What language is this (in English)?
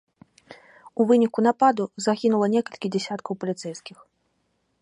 Belarusian